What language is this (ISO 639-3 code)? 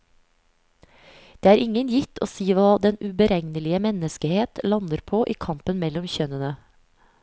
nor